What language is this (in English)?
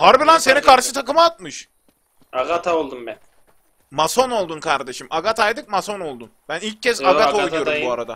Turkish